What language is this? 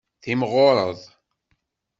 Kabyle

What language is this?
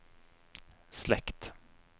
Norwegian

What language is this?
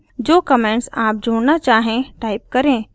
Hindi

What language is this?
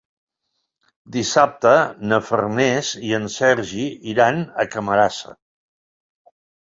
Catalan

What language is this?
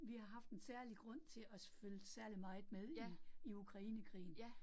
Danish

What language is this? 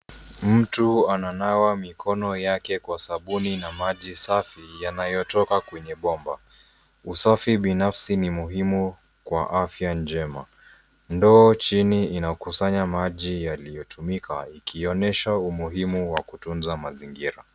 Swahili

